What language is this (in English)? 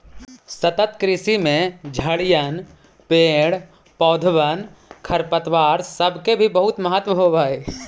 Magahi